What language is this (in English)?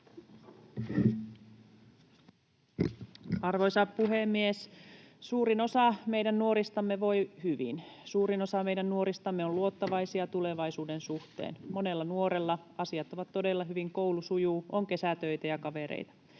Finnish